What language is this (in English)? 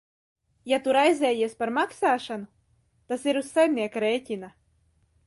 Latvian